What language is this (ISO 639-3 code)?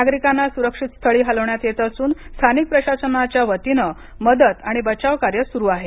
mar